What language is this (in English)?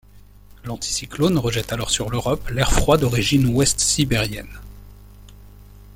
French